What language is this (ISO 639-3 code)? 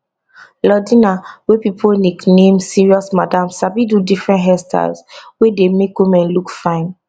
pcm